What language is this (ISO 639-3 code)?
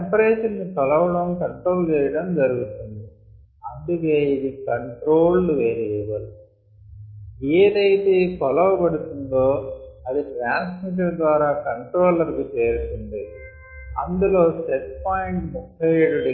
tel